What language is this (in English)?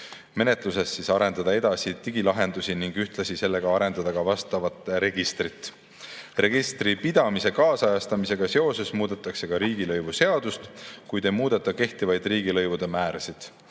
Estonian